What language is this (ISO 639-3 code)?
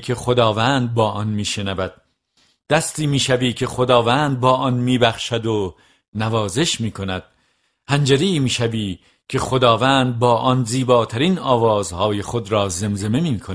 fas